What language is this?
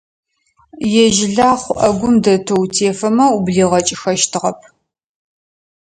Adyghe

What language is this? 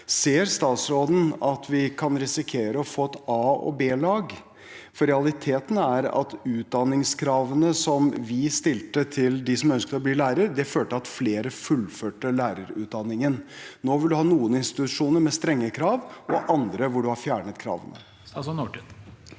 Norwegian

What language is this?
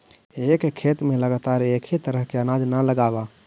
Magahi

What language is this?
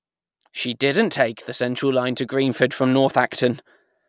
English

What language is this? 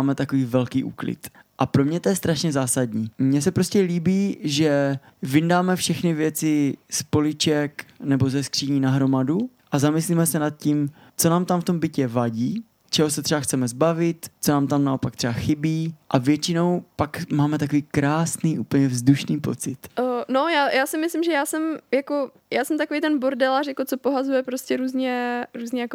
Czech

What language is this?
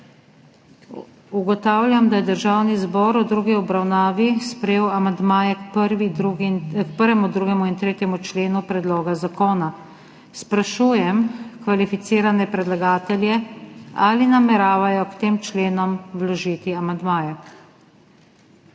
Slovenian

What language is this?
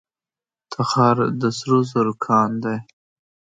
Pashto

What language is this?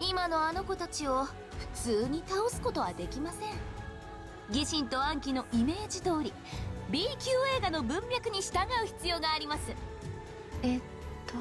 Japanese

